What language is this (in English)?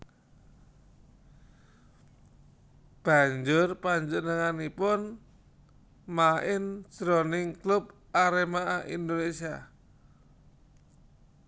Javanese